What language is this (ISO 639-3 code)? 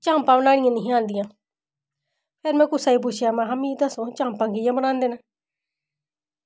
doi